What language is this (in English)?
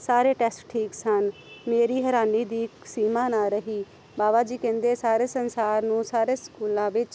Punjabi